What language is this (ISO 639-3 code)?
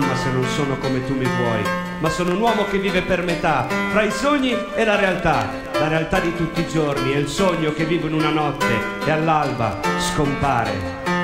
ita